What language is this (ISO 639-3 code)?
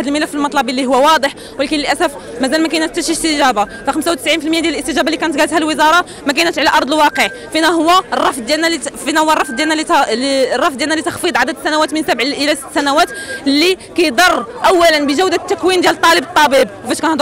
ara